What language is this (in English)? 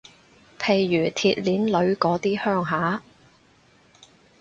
Cantonese